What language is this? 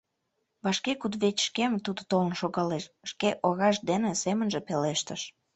Mari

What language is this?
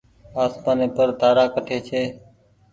Goaria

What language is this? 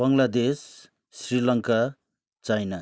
Nepali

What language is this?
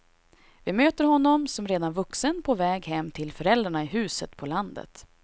Swedish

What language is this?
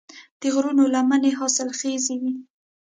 Pashto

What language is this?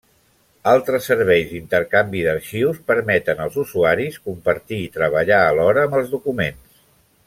Catalan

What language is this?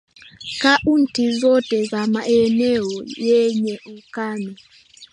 Swahili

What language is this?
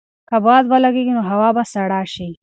Pashto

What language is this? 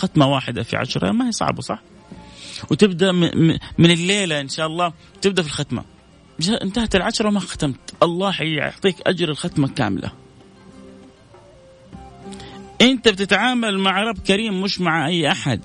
Arabic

